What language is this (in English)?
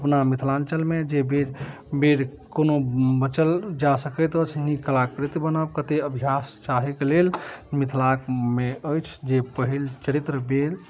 Maithili